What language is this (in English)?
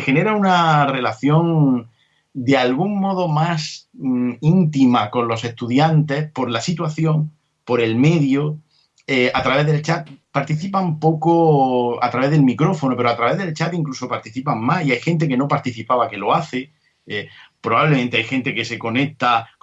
Spanish